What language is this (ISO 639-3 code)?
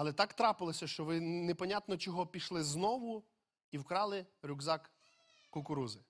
ukr